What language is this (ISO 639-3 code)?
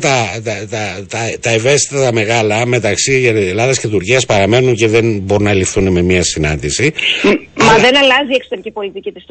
ell